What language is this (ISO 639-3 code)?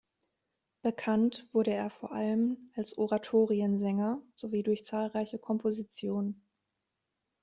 deu